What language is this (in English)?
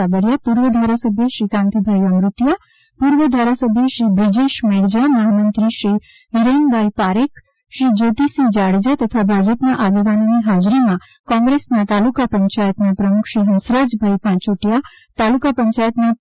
Gujarati